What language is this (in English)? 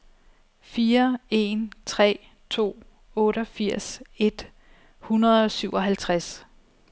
Danish